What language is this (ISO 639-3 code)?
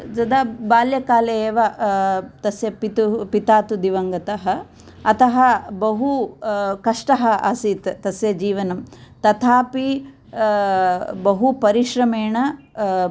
san